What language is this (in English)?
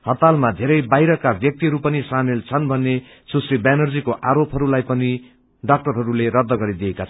Nepali